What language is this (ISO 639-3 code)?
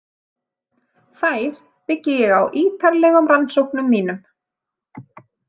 isl